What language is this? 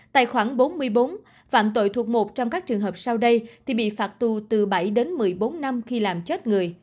Vietnamese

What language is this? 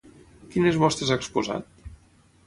Catalan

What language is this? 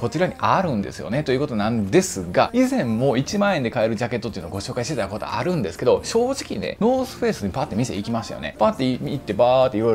Japanese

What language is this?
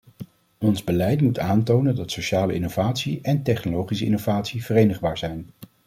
Dutch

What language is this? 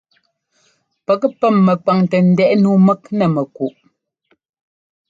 Ngomba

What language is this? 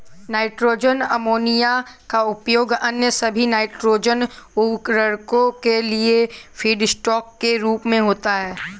Hindi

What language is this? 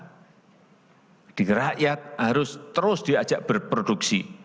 Indonesian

